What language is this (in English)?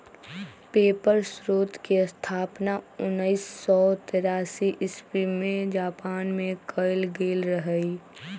Magahi